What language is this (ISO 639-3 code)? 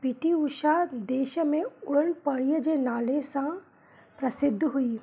snd